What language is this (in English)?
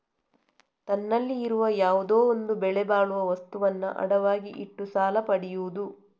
Kannada